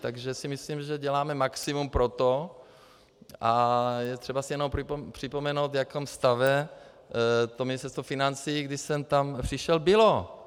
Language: Czech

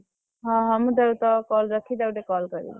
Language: Odia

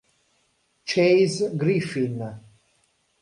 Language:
Italian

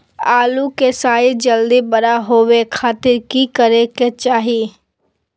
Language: Magahi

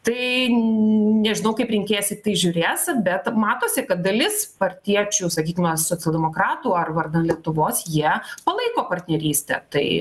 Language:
Lithuanian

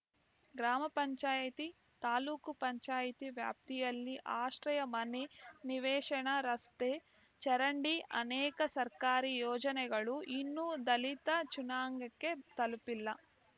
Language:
Kannada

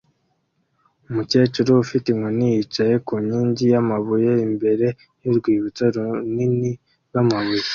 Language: Kinyarwanda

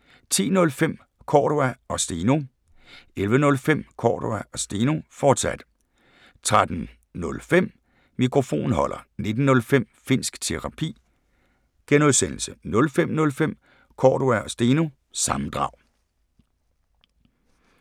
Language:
Danish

